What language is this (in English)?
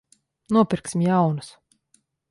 Latvian